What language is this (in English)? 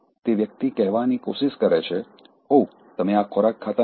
Gujarati